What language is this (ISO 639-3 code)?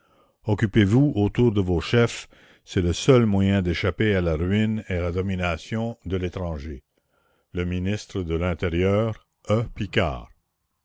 fra